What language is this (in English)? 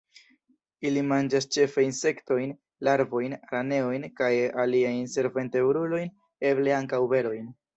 Esperanto